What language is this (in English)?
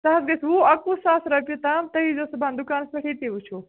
Kashmiri